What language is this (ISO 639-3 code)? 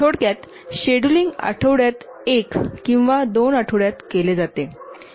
mar